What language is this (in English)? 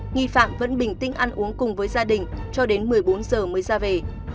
Vietnamese